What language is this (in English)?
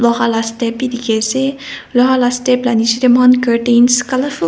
Naga Pidgin